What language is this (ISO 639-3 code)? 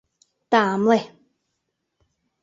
chm